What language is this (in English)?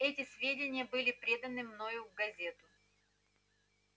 Russian